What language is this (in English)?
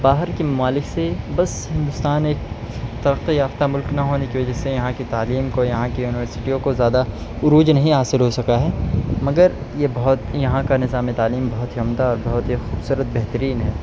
Urdu